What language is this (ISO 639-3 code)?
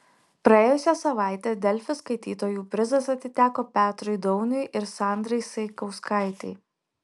lit